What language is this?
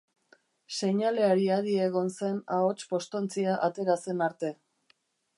Basque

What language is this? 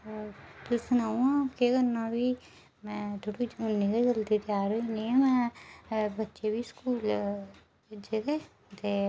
Dogri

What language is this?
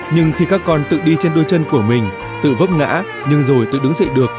Vietnamese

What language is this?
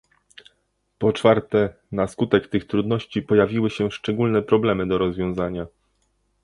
Polish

